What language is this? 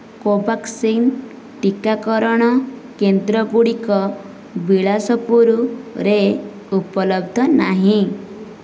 Odia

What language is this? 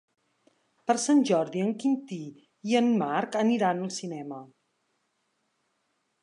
Catalan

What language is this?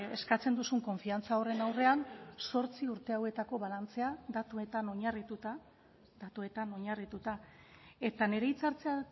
Basque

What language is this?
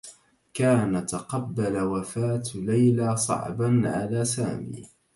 Arabic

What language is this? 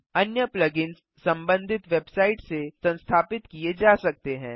Hindi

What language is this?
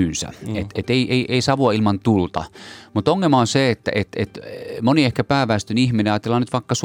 Finnish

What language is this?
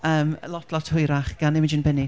Welsh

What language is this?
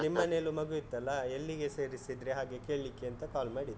Kannada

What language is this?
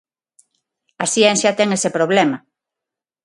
Galician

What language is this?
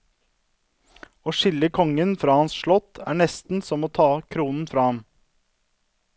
Norwegian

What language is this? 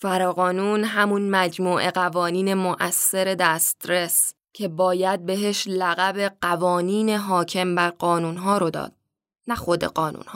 Persian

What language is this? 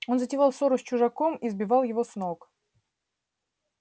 Russian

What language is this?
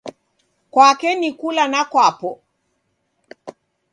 Taita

